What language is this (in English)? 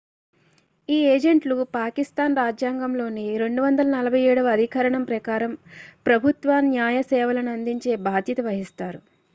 Telugu